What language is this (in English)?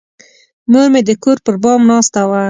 Pashto